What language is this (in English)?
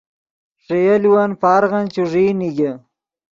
Yidgha